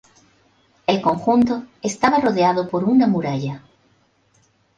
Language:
Spanish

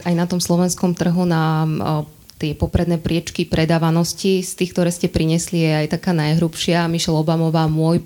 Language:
Slovak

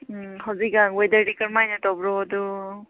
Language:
Manipuri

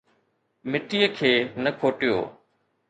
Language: Sindhi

